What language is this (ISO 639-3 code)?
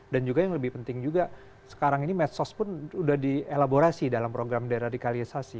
ind